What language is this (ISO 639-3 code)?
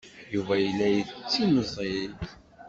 kab